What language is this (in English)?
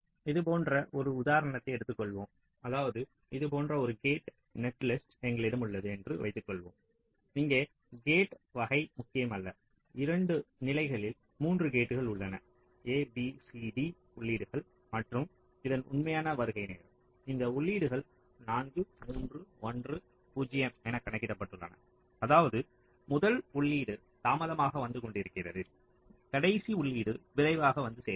Tamil